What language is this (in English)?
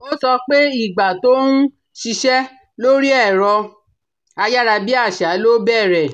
Yoruba